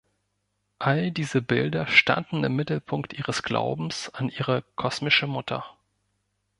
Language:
German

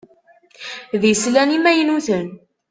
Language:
Kabyle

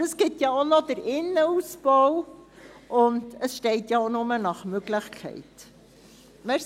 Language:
Swiss German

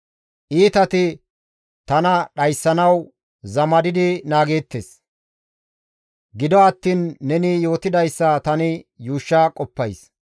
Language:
Gamo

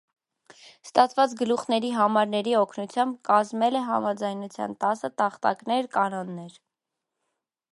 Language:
Armenian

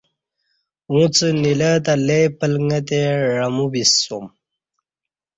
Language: Kati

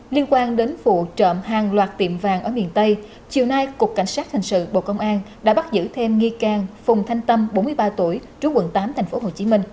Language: Vietnamese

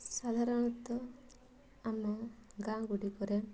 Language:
Odia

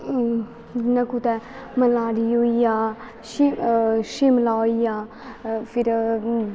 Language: Dogri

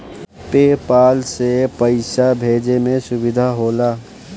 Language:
Bhojpuri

